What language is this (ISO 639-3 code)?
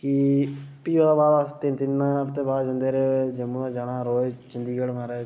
doi